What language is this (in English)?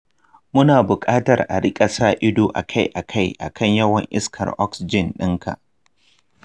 Hausa